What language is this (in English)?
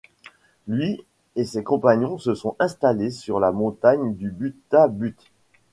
French